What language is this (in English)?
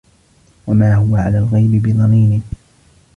Arabic